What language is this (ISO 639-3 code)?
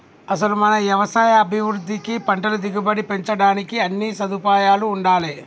tel